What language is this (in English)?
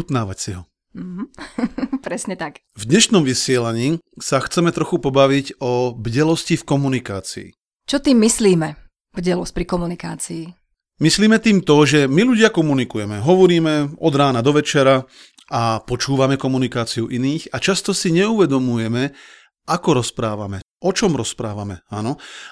Slovak